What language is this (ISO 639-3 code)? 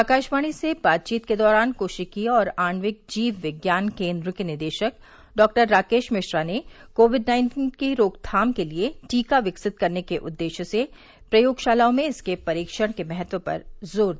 hin